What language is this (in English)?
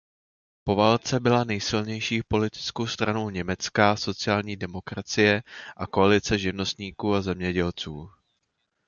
Czech